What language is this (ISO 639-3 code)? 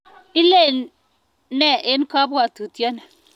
kln